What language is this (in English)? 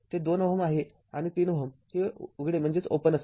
Marathi